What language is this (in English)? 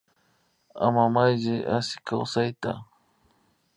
Imbabura Highland Quichua